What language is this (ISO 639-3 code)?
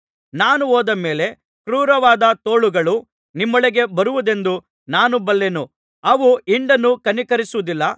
kan